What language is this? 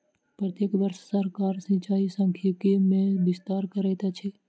Maithili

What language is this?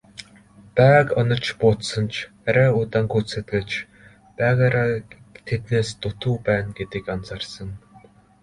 Mongolian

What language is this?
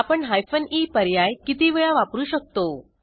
Marathi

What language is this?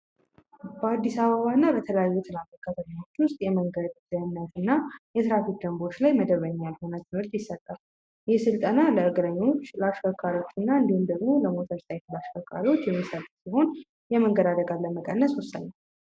Amharic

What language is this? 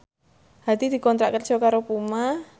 Javanese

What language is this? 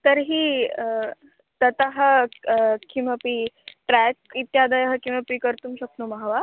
Sanskrit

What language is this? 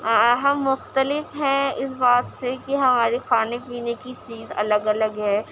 Urdu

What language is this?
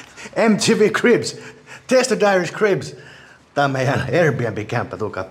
Finnish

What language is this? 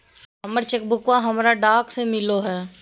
Magahi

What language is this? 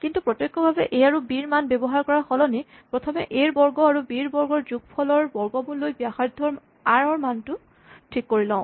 Assamese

